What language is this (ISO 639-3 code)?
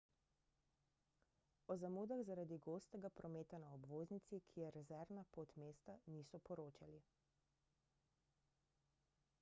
slv